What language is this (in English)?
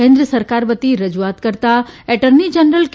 Gujarati